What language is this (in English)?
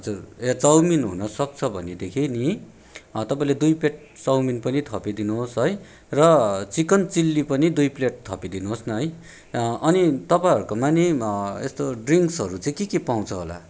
Nepali